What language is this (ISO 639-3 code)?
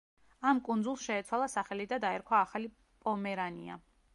kat